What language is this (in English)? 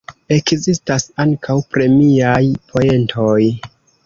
Esperanto